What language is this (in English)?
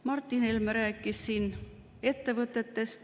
Estonian